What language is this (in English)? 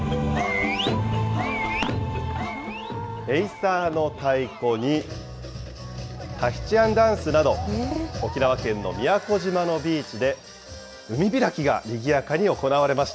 Japanese